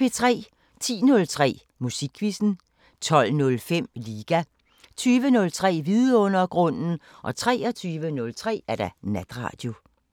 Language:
Danish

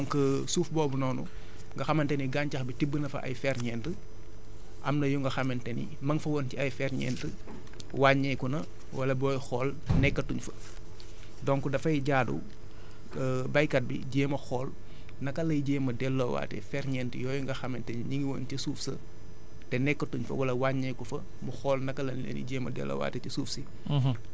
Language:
Wolof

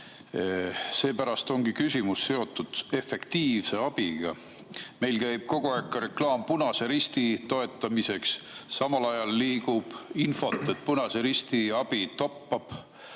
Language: Estonian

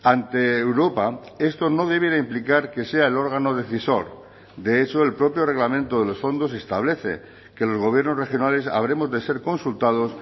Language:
Spanish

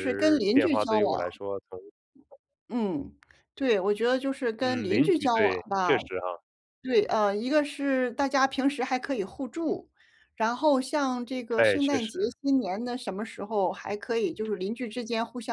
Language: Chinese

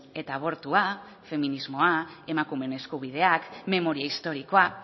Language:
Basque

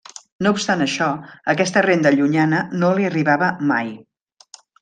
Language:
Catalan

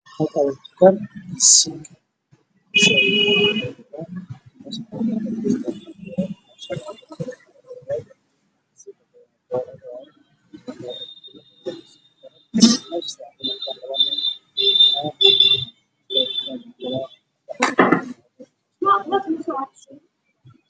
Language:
Somali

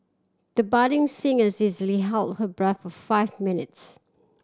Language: English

